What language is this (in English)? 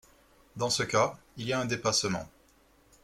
French